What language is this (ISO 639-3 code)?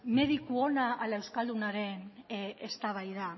eus